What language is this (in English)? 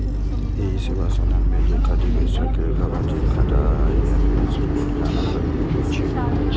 Maithili